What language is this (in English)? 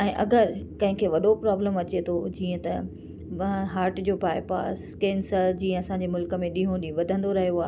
Sindhi